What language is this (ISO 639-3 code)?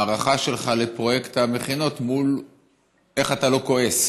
heb